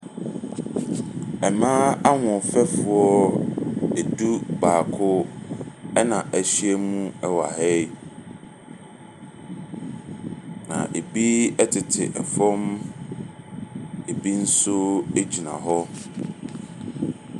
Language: Akan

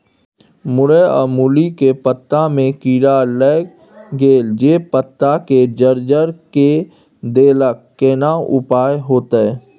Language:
Maithili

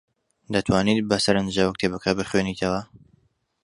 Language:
Central Kurdish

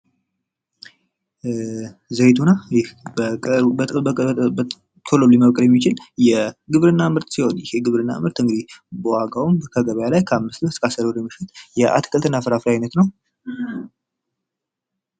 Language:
Amharic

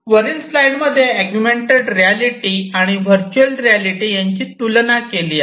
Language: Marathi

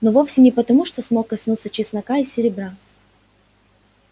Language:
Russian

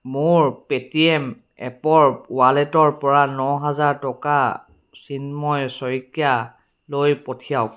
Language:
Assamese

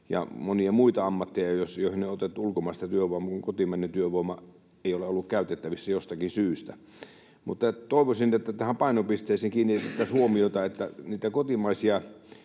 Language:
Finnish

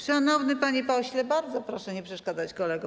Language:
Polish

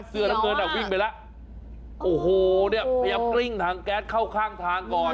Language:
Thai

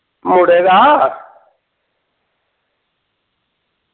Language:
Dogri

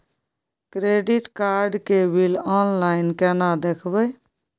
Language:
Maithili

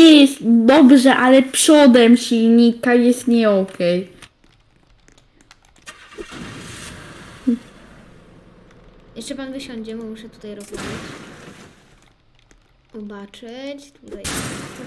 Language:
Polish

